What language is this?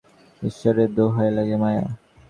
Bangla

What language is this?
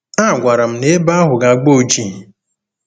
Igbo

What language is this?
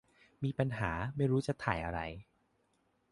Thai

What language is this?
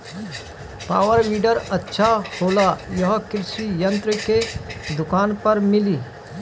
Bhojpuri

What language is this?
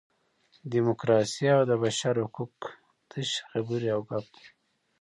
Pashto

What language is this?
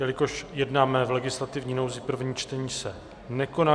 Czech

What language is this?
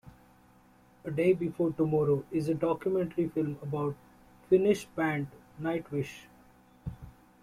English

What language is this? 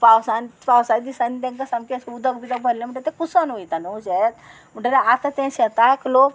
Konkani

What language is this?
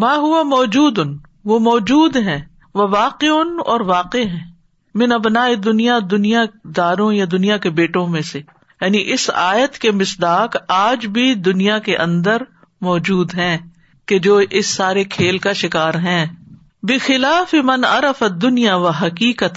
Urdu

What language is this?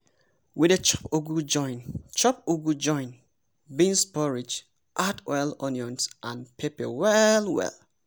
Nigerian Pidgin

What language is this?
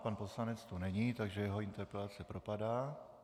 Czech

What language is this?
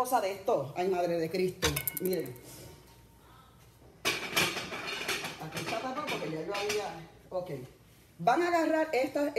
Spanish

